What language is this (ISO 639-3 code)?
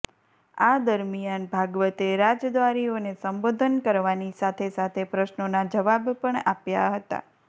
guj